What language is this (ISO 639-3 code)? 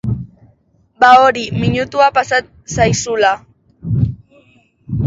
eus